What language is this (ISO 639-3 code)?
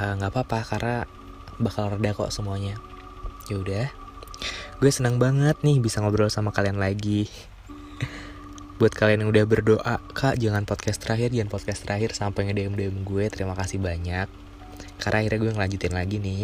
ind